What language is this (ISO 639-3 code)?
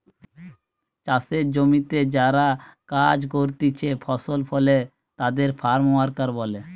ben